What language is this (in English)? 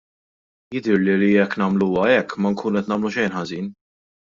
Maltese